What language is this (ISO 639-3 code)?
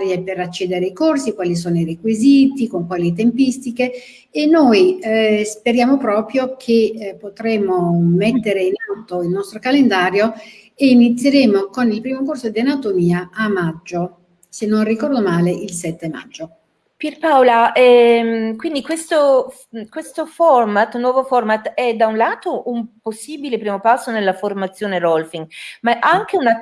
ita